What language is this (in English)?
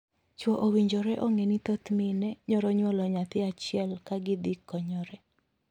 Luo (Kenya and Tanzania)